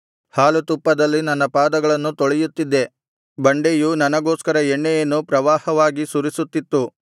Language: Kannada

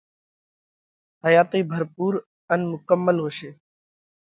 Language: Parkari Koli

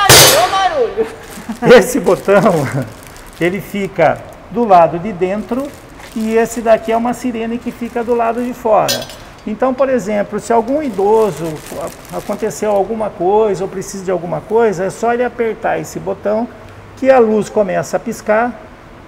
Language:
Portuguese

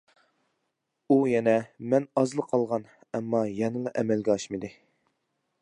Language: Uyghur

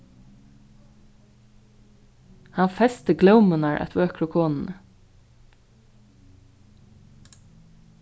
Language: Faroese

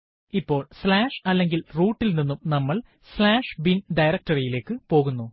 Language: Malayalam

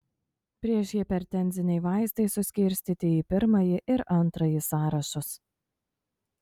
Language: Lithuanian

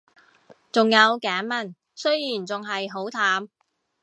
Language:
Cantonese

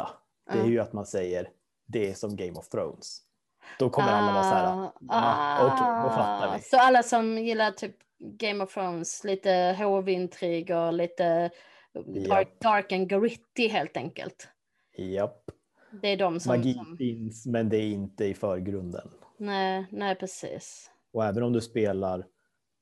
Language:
Swedish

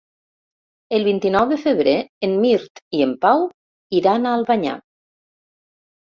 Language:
Catalan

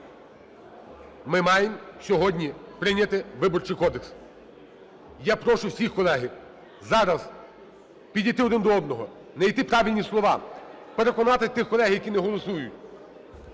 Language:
Ukrainian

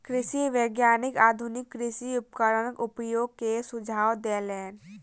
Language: Maithili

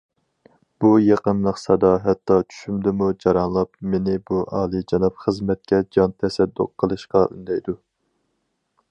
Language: Uyghur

